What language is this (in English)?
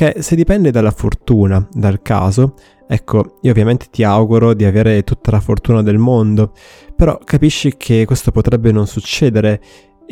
Italian